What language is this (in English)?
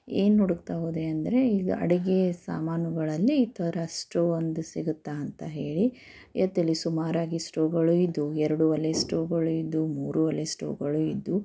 Kannada